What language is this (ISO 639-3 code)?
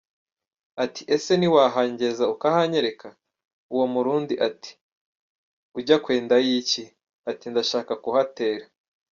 kin